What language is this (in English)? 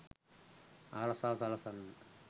Sinhala